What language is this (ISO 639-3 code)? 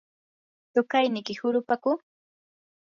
qur